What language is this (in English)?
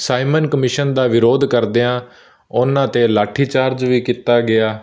Punjabi